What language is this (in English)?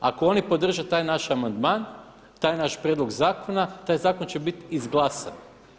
Croatian